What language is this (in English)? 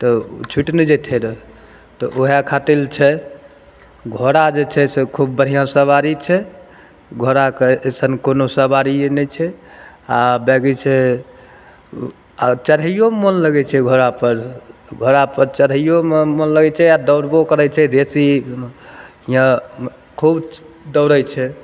Maithili